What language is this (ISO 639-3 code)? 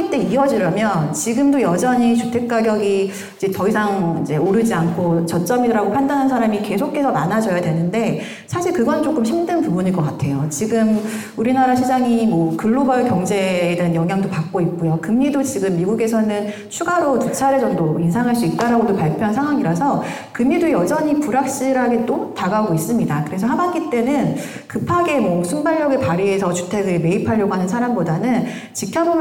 kor